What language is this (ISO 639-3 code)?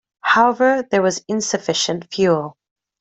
eng